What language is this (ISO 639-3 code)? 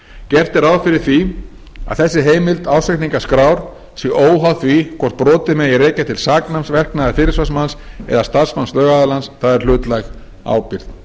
isl